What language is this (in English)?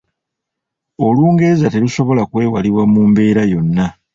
Ganda